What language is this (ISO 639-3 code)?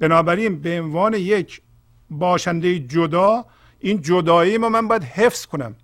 fas